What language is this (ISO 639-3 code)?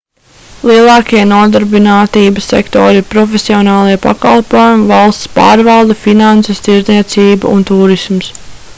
lav